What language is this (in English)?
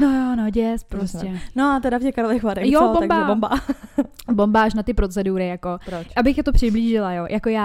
Czech